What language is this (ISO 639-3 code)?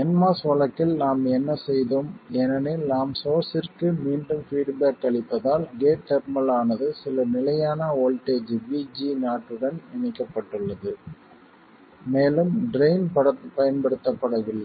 tam